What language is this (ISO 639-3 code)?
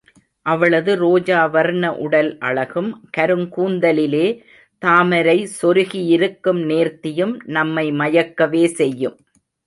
tam